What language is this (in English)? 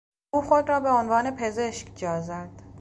Persian